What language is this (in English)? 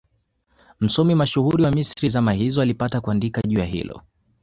Swahili